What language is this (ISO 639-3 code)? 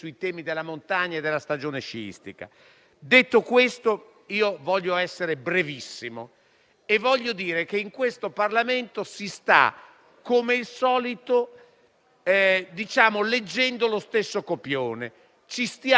ita